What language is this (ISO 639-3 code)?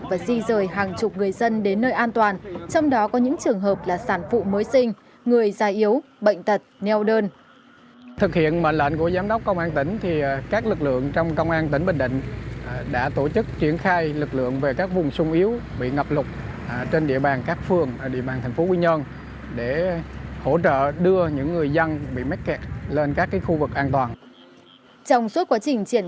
vie